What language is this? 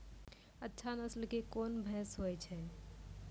Maithili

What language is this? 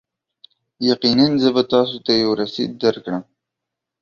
Pashto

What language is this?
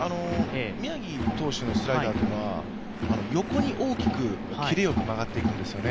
Japanese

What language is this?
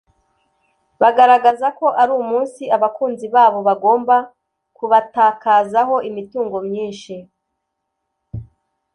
Kinyarwanda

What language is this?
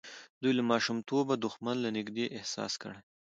Pashto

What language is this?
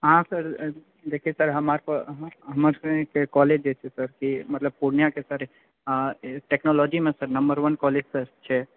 Maithili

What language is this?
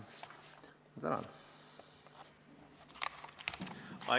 Estonian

